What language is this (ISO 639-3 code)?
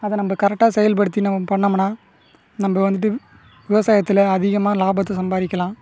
tam